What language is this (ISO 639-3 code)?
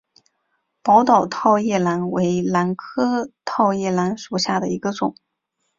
zho